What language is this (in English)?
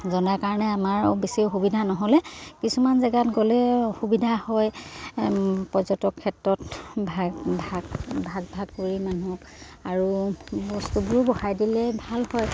Assamese